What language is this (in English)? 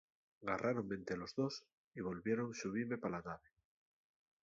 Asturian